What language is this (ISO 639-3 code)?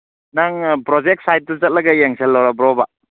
mni